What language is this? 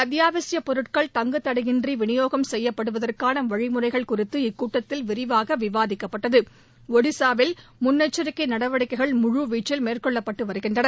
Tamil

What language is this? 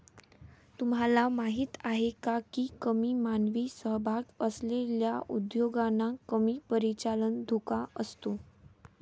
Marathi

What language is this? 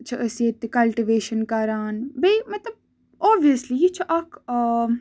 Kashmiri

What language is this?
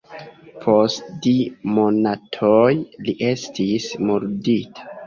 Esperanto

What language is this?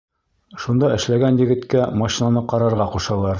Bashkir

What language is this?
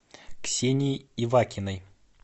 Russian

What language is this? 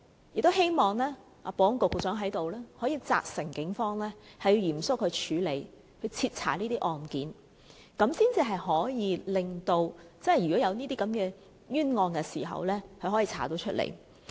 Cantonese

